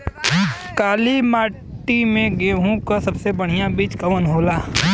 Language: Bhojpuri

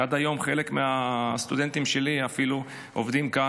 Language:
Hebrew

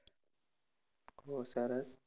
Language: Gujarati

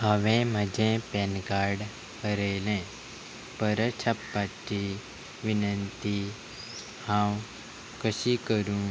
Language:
Konkani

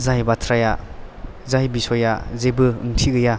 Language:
Bodo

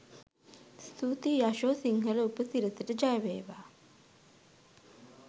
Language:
Sinhala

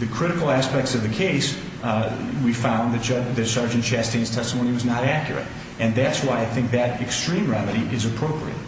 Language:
English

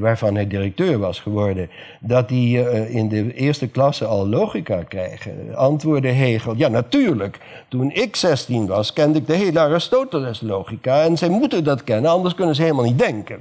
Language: Dutch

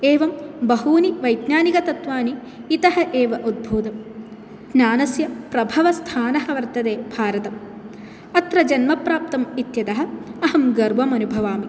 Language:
Sanskrit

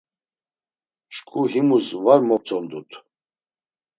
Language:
Laz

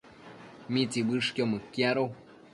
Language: Matsés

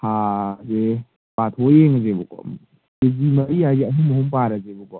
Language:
Manipuri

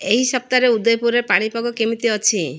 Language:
Odia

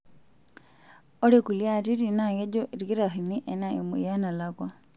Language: Masai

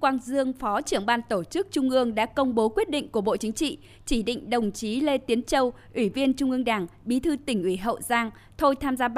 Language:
Vietnamese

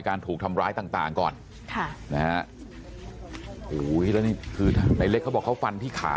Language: Thai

